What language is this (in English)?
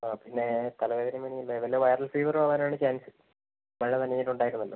Malayalam